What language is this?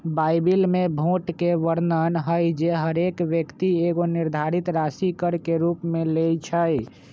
Magahi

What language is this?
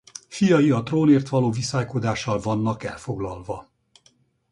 Hungarian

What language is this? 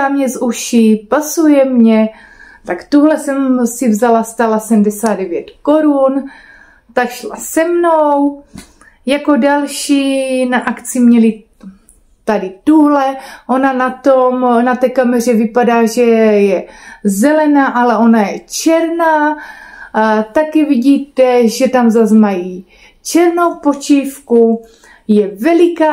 Czech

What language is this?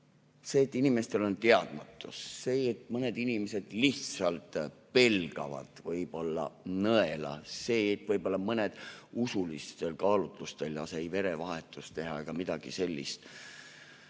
Estonian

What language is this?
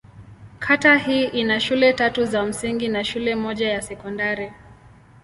Swahili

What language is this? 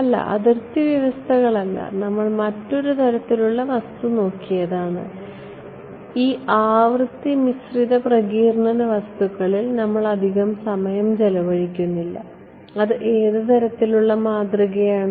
Malayalam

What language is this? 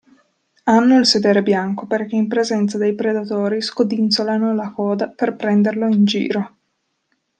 Italian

